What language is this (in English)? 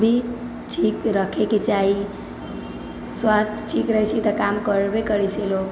Maithili